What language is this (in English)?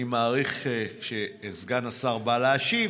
Hebrew